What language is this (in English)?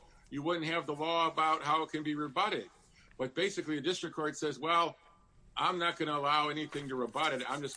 English